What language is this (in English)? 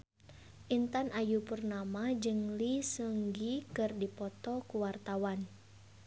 Sundanese